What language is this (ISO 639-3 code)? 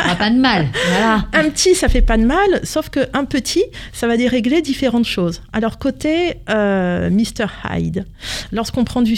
fra